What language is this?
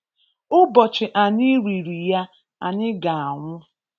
Igbo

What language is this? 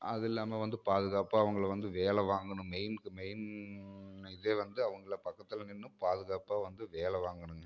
Tamil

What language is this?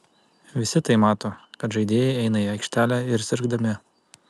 Lithuanian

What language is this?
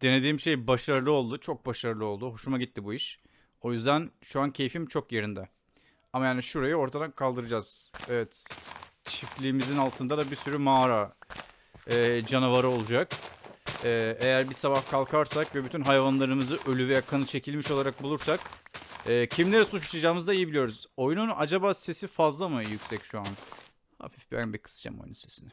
Turkish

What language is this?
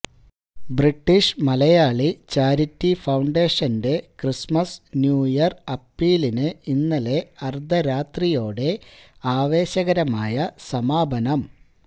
Malayalam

